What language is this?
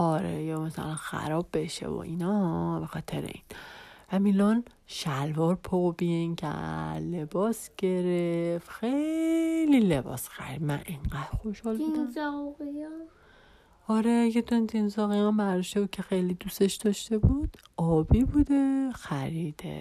Persian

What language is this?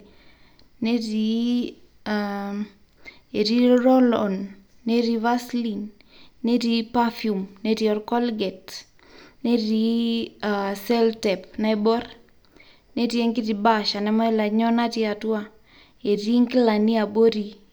Masai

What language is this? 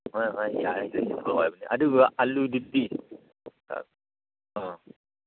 Manipuri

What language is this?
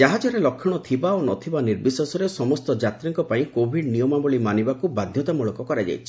Odia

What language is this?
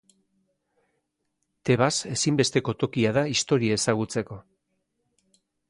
Basque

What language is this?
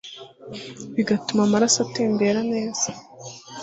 Kinyarwanda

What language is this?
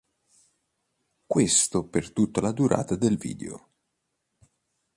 Italian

